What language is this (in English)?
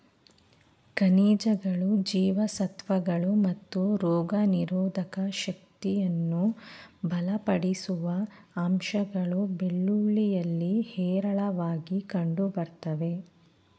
Kannada